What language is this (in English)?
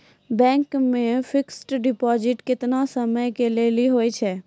Maithili